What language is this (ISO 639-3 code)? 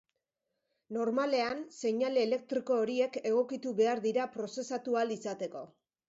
eus